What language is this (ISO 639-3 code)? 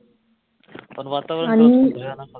mar